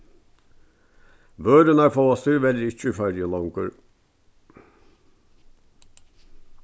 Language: Faroese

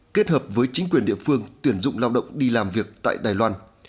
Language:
Vietnamese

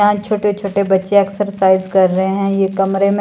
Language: Hindi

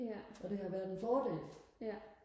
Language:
Danish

